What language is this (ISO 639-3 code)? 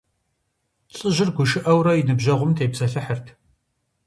kbd